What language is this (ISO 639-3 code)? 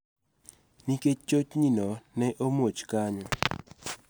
luo